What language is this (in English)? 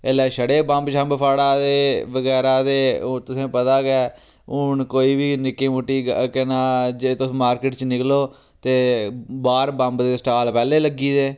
Dogri